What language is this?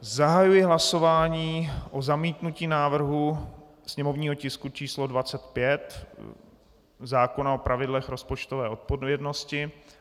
Czech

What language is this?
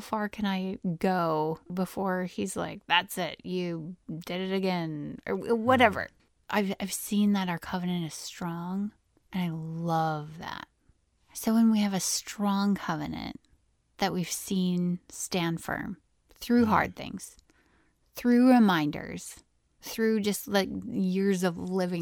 English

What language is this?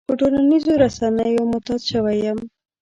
Pashto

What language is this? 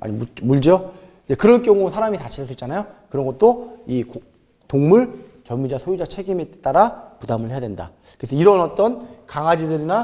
Korean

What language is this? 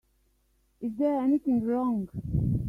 English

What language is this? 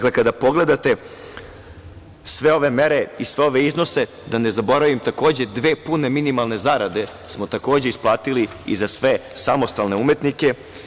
Serbian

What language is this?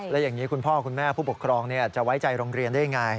Thai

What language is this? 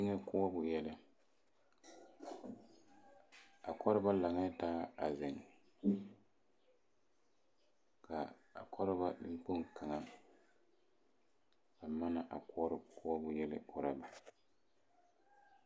Southern Dagaare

